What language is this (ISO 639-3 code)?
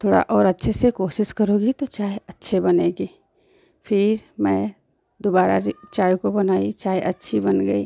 hin